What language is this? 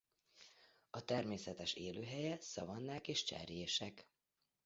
Hungarian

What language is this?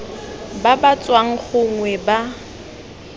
Tswana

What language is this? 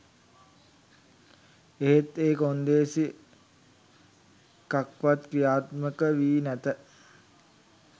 Sinhala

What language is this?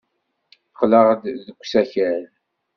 Kabyle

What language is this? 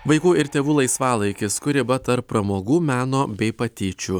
Lithuanian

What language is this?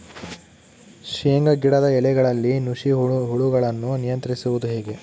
Kannada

